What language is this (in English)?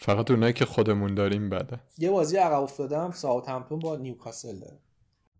Persian